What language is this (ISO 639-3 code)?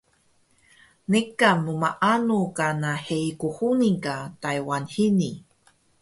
trv